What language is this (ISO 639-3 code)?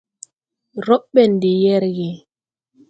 tui